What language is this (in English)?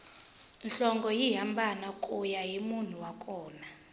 Tsonga